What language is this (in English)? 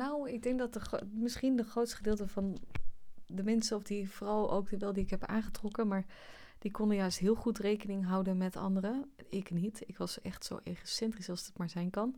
Dutch